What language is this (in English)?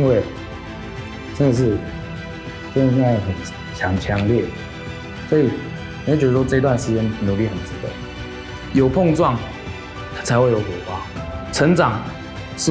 Chinese